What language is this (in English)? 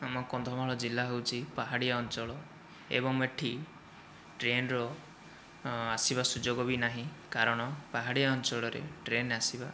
Odia